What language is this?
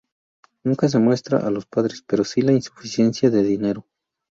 Spanish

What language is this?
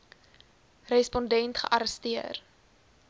Afrikaans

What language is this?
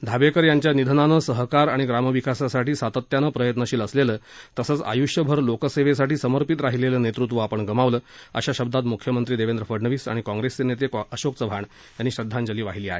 Marathi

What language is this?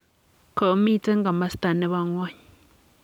Kalenjin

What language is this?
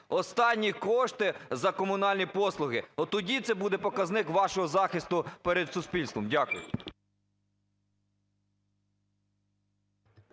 Ukrainian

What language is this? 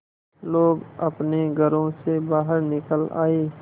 Hindi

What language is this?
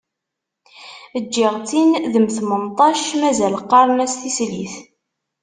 Kabyle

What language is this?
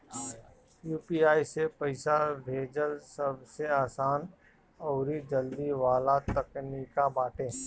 Bhojpuri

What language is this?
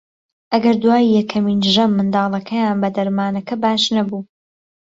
Central Kurdish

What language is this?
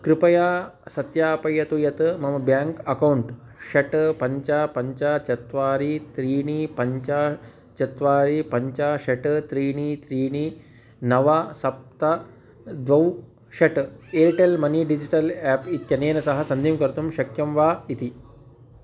Sanskrit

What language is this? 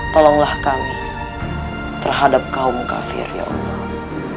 Indonesian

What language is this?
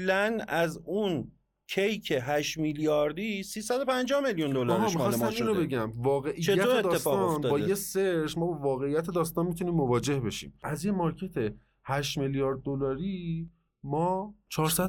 Persian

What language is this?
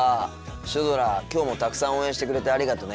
Japanese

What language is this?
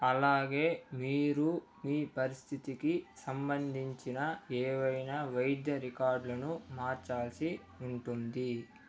Telugu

